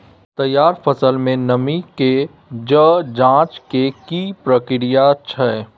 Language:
Maithili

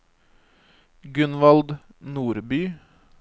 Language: Norwegian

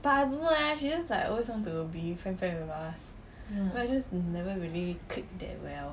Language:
English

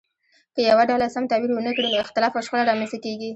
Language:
Pashto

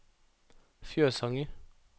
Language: Norwegian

